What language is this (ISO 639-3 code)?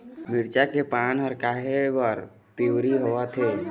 hne